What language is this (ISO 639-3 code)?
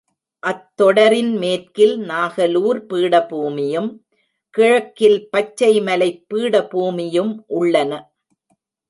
tam